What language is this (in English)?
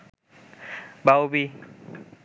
Bangla